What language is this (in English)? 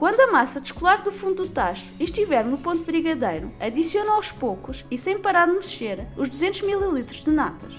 Portuguese